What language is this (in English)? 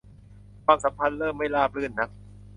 Thai